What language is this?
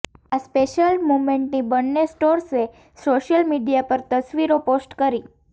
Gujarati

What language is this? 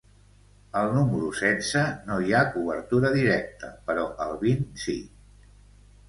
Catalan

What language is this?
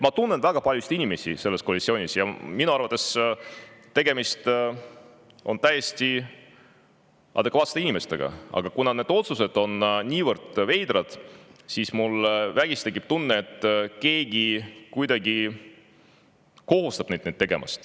Estonian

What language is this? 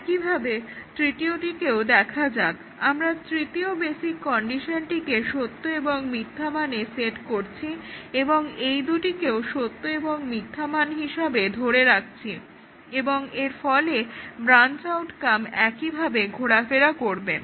Bangla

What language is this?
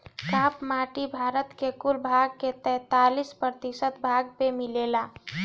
Bhojpuri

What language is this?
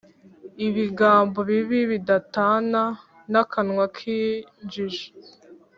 Kinyarwanda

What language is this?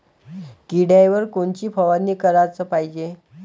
Marathi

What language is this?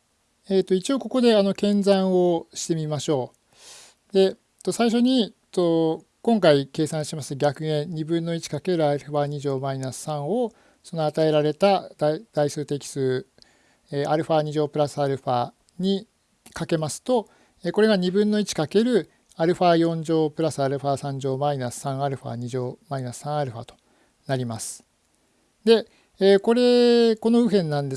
Japanese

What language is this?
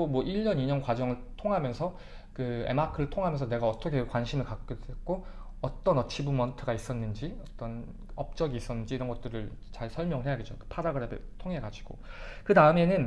Korean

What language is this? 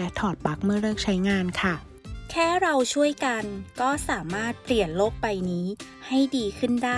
Thai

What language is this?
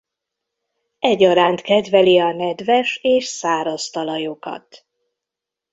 Hungarian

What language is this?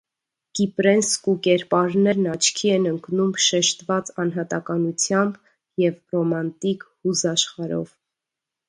Armenian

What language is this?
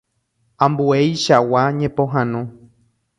Guarani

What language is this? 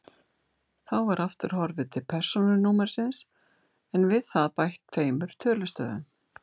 Icelandic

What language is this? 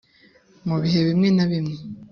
Kinyarwanda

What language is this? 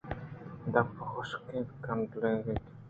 Eastern Balochi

